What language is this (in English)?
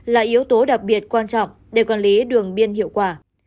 Vietnamese